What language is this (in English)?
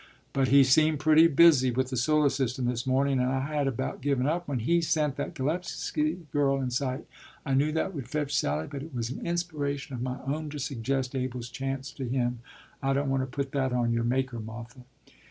English